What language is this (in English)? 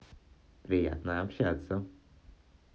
Russian